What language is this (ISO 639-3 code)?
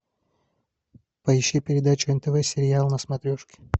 rus